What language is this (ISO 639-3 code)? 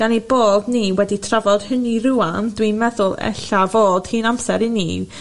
cym